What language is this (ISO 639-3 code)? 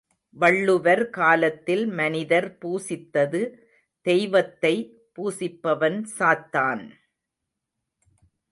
tam